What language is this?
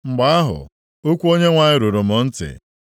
Igbo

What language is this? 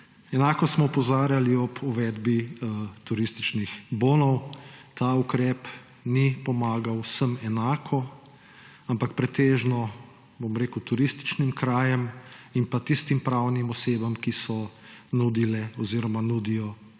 Slovenian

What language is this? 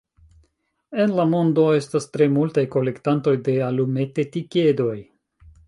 Esperanto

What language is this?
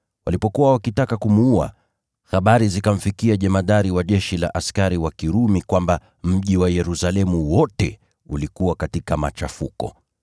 Swahili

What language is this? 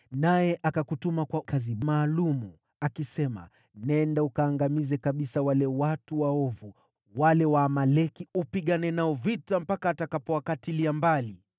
Swahili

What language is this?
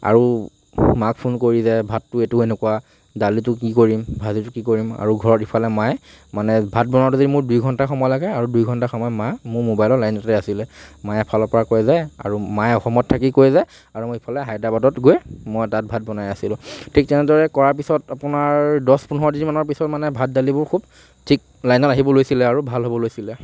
Assamese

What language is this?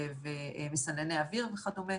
Hebrew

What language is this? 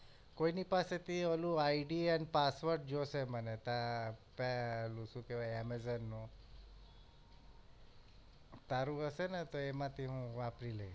Gujarati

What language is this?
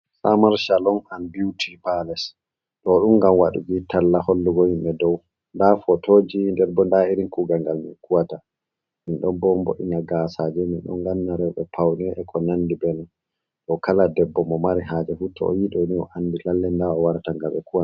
Fula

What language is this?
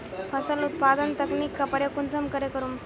Magahi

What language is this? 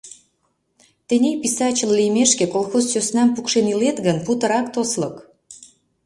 Mari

